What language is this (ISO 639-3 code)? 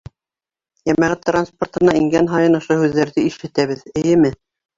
bak